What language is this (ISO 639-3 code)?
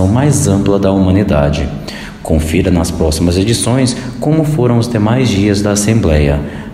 por